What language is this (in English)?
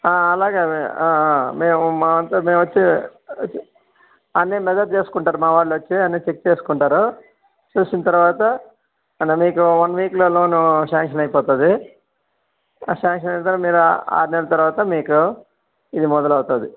Telugu